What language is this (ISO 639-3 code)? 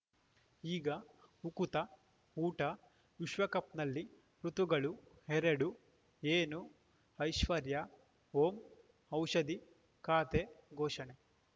kan